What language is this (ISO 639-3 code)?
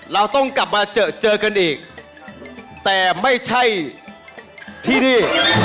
tha